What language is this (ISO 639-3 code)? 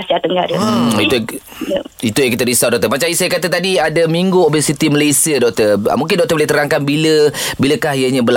msa